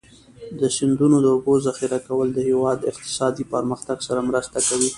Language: Pashto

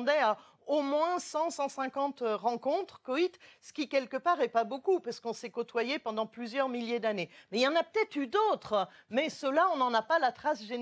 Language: French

